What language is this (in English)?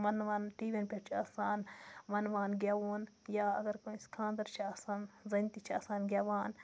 Kashmiri